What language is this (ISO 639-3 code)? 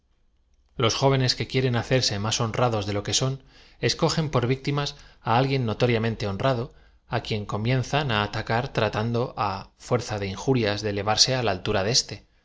spa